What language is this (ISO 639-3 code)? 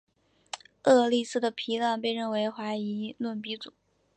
zho